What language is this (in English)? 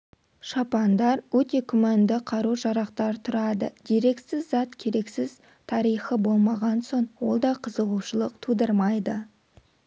Kazakh